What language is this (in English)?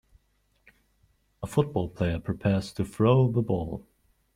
English